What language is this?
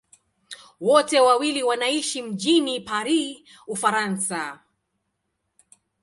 Swahili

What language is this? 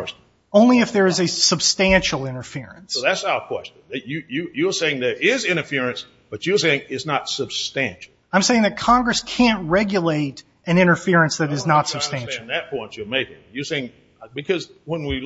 English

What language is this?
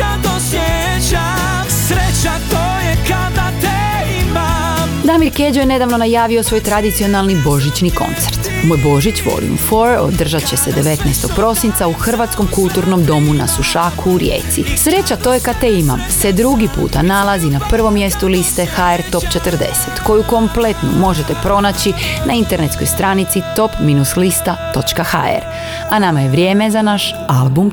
Croatian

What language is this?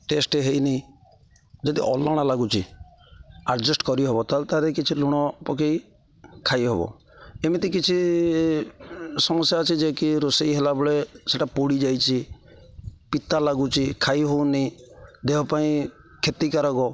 Odia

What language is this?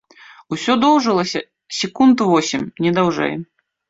Belarusian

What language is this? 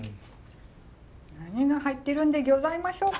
Japanese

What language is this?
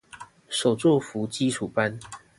Chinese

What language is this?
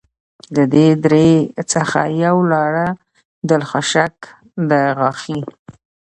Pashto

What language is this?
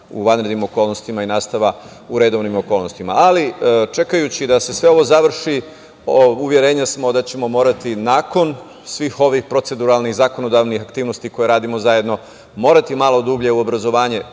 Serbian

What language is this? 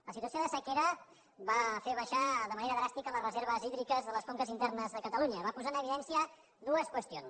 Catalan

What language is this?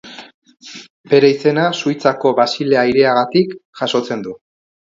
Basque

